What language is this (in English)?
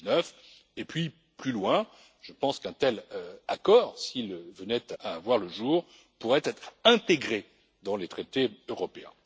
French